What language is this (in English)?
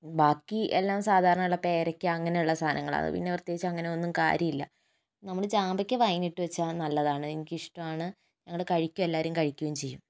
Malayalam